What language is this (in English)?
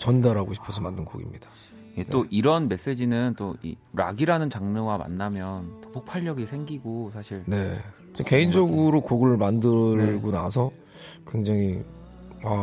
Korean